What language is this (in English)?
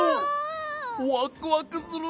Japanese